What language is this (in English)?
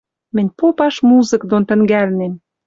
Western Mari